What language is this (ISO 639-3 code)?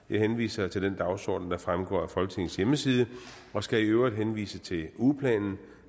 dan